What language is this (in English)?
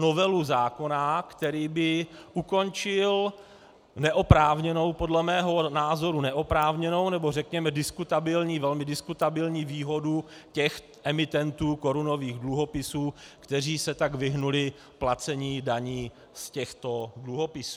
Czech